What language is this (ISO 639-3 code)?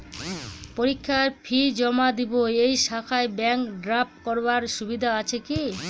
ben